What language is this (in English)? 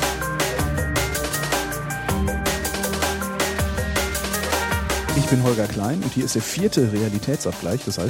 German